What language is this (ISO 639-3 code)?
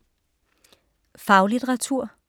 dan